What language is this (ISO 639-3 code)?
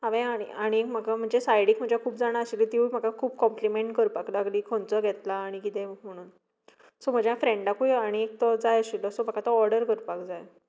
kok